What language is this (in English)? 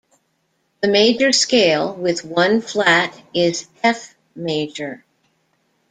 English